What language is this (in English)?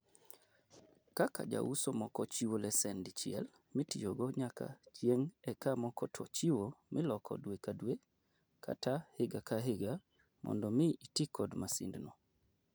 Luo (Kenya and Tanzania)